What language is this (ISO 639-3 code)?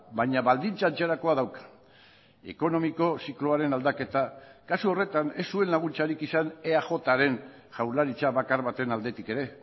eus